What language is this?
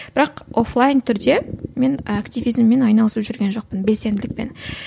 Kazakh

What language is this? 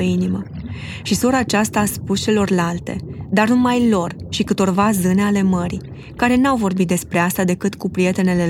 Romanian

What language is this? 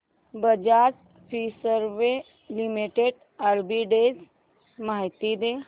Marathi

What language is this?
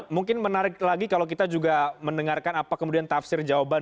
Indonesian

